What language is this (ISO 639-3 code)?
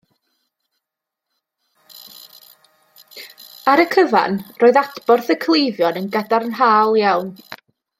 cym